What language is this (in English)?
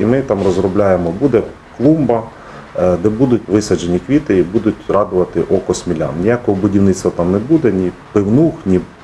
Ukrainian